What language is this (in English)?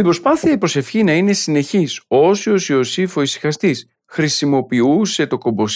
Greek